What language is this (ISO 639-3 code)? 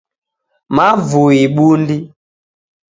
dav